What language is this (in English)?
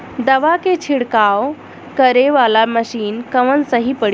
Bhojpuri